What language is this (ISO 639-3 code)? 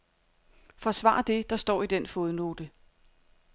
dan